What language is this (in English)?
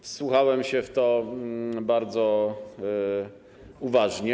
Polish